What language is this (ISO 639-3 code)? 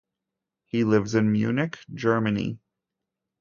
eng